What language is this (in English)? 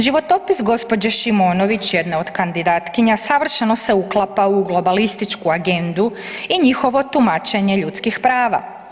Croatian